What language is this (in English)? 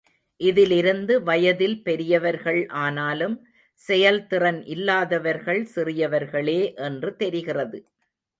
Tamil